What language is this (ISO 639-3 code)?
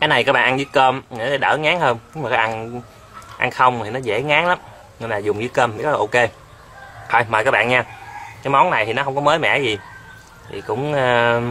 vie